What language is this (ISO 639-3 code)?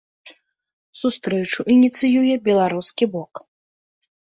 bel